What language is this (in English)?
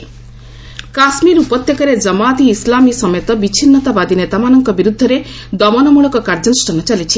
Odia